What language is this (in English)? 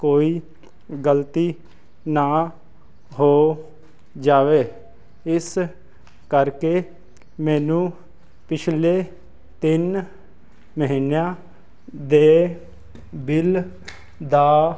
Punjabi